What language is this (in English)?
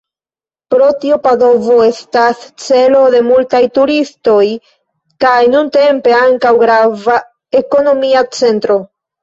Esperanto